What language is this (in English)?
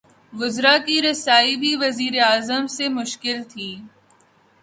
Urdu